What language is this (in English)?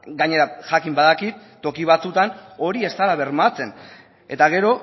Basque